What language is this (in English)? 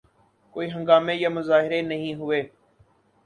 Urdu